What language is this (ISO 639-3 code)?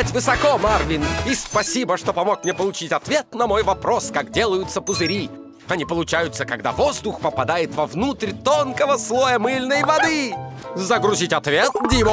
rus